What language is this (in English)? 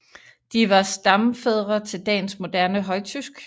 Danish